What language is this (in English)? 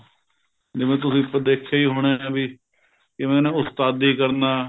Punjabi